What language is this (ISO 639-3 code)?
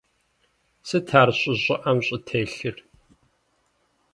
kbd